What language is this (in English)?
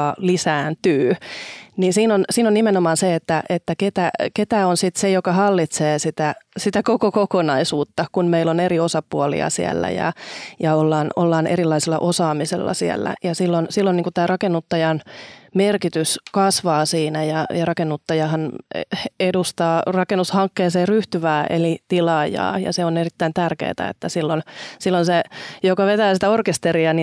Finnish